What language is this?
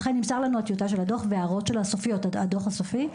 Hebrew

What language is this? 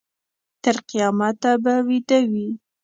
Pashto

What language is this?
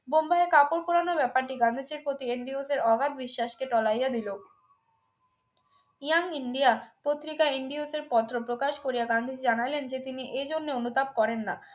Bangla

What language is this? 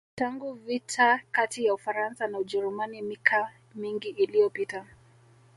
Swahili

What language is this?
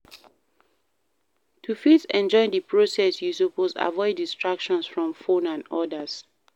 Nigerian Pidgin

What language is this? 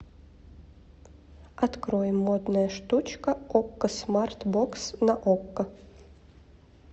Russian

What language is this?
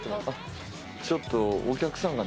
Japanese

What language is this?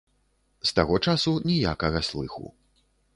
Belarusian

